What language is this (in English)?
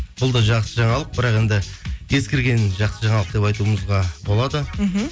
Kazakh